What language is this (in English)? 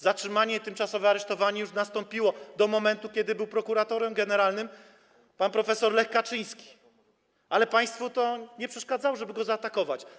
Polish